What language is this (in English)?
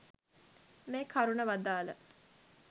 Sinhala